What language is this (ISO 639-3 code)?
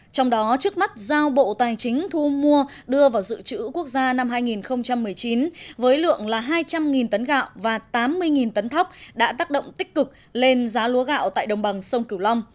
vie